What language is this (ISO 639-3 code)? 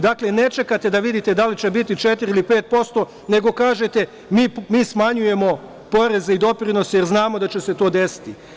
srp